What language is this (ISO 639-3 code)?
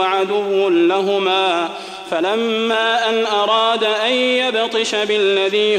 ara